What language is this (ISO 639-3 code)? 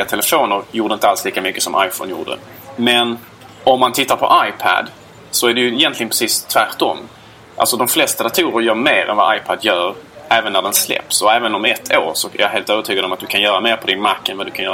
swe